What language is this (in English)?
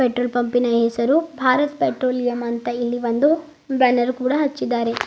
Kannada